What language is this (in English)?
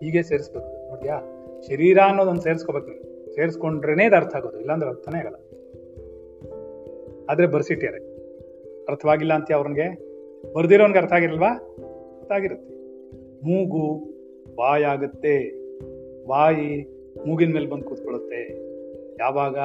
Kannada